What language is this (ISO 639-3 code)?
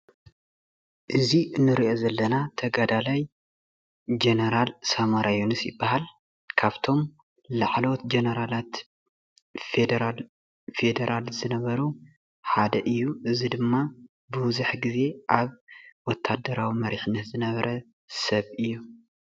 tir